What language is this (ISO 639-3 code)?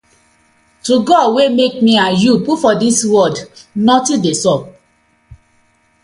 pcm